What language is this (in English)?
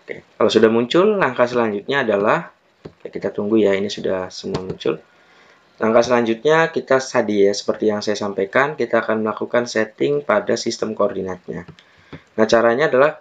Indonesian